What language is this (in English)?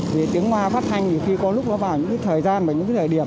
Vietnamese